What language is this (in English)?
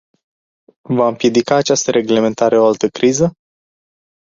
Romanian